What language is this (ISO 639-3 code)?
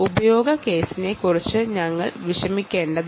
mal